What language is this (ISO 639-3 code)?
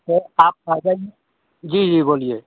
hin